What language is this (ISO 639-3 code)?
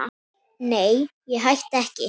isl